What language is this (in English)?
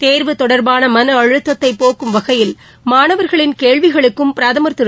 Tamil